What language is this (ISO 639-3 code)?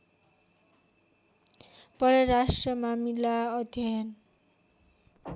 nep